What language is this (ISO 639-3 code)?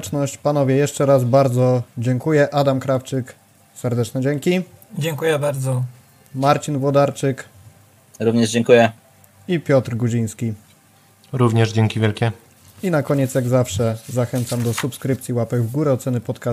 pol